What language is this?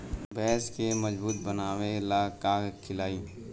Bhojpuri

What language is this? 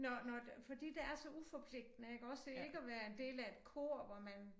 Danish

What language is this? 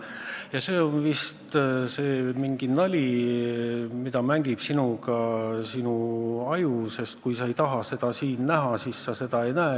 Estonian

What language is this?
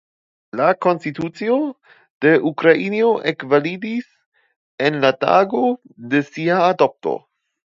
Esperanto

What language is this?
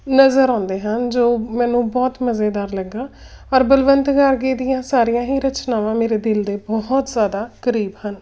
Punjabi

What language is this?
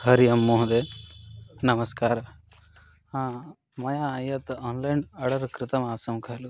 Sanskrit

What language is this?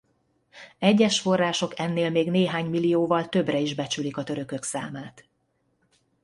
Hungarian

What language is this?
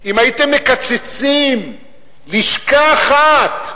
Hebrew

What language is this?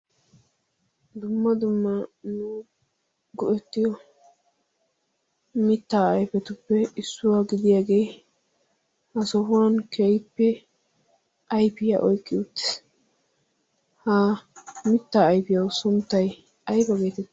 Wolaytta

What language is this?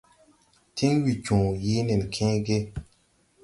Tupuri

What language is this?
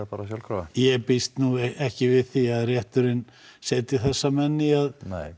Icelandic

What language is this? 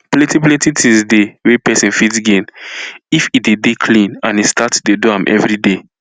Nigerian Pidgin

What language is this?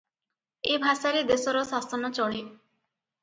Odia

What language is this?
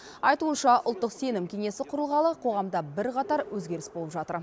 Kazakh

